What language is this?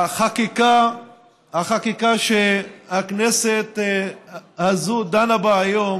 Hebrew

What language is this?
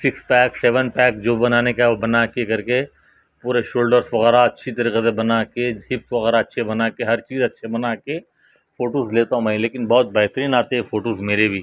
Urdu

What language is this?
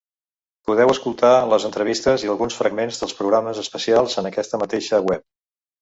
Catalan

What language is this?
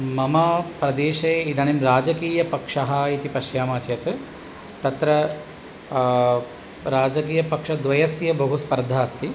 Sanskrit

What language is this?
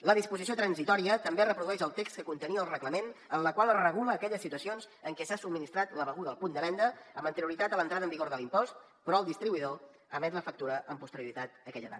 Catalan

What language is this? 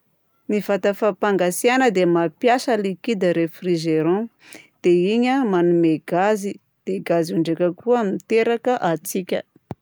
Southern Betsimisaraka Malagasy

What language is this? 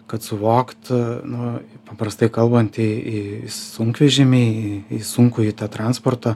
Lithuanian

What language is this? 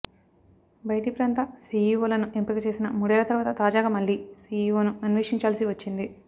Telugu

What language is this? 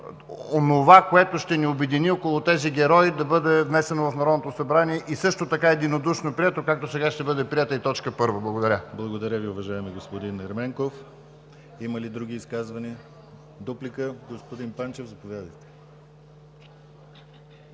Bulgarian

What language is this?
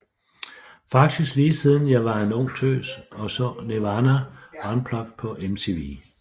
Danish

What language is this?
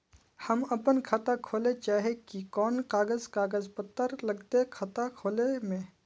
Magahi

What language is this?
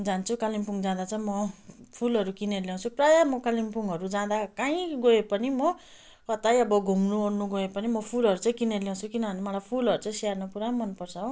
Nepali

